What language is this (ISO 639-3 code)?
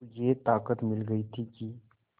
hin